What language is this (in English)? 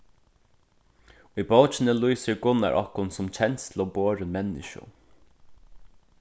Faroese